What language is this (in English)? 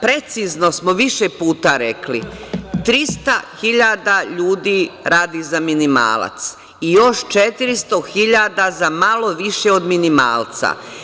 Serbian